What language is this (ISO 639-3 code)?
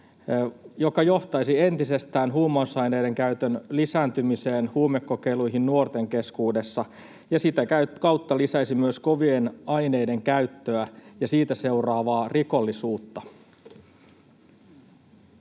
fin